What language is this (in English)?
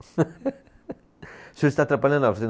Portuguese